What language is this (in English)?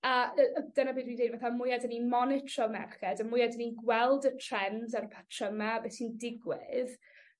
Welsh